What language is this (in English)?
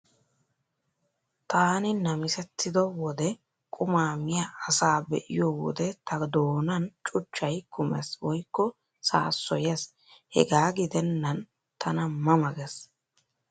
Wolaytta